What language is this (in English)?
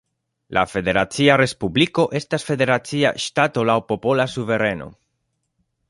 Esperanto